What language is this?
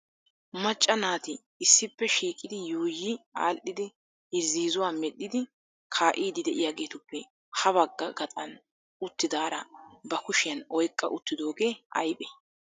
Wolaytta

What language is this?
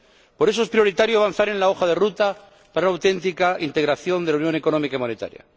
Spanish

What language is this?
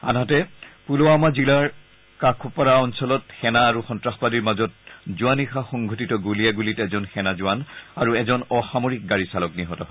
Assamese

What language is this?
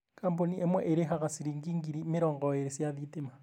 Kikuyu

